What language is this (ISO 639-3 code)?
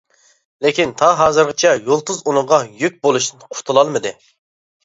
uig